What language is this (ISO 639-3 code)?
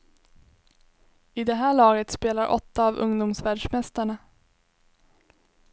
swe